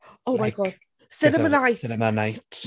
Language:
English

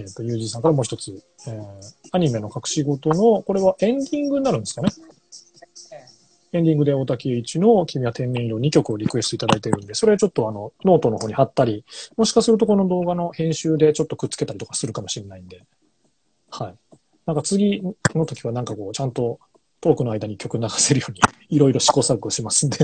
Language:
Japanese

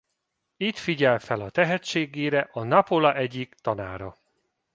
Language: Hungarian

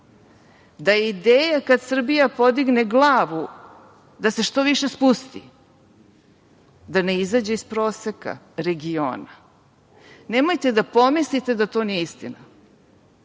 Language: Serbian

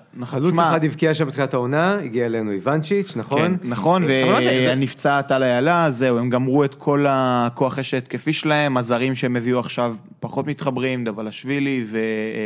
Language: Hebrew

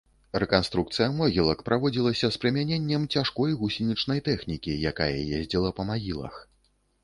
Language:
Belarusian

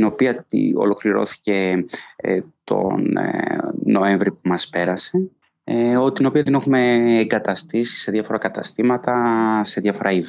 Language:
Greek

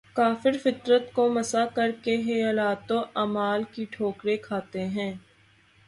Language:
Urdu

